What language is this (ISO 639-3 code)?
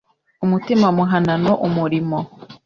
kin